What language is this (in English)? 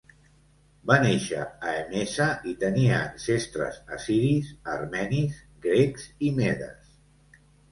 Catalan